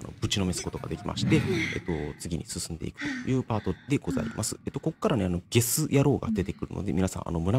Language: Japanese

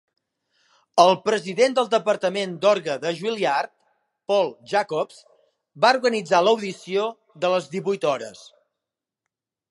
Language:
Catalan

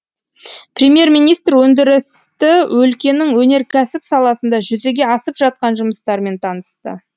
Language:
Kazakh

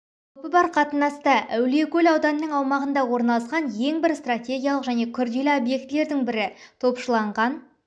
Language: Kazakh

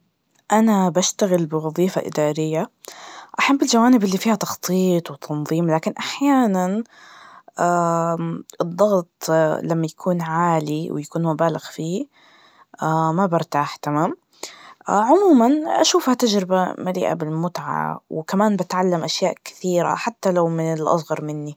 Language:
Najdi Arabic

